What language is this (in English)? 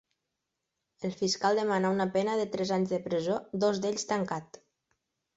Catalan